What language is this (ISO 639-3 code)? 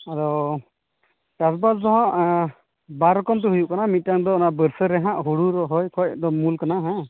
sat